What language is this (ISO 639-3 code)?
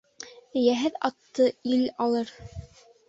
bak